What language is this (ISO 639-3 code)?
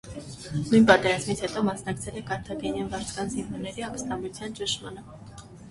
hye